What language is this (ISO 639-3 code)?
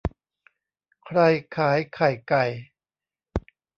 tha